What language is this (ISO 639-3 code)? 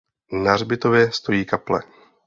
ces